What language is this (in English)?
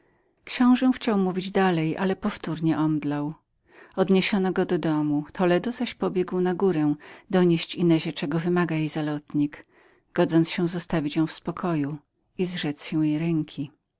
Polish